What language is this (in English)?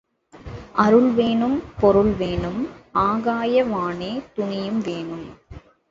Tamil